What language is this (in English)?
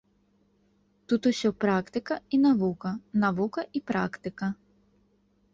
Belarusian